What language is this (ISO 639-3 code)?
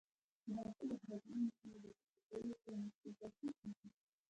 pus